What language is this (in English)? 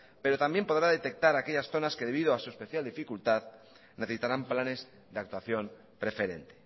Spanish